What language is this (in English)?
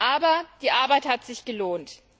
German